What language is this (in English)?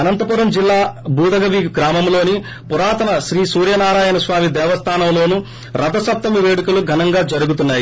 Telugu